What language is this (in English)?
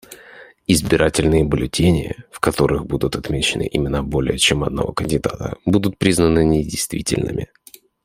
Russian